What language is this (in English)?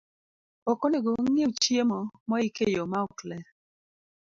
Luo (Kenya and Tanzania)